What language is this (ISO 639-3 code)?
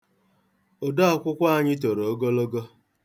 ibo